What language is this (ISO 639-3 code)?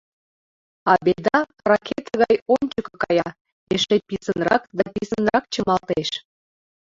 chm